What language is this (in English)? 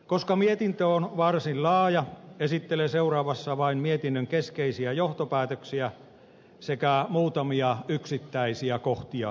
Finnish